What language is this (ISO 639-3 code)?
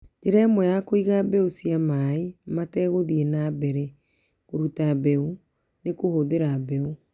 kik